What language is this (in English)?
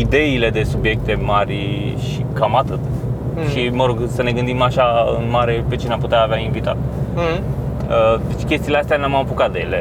Romanian